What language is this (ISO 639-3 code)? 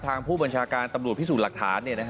tha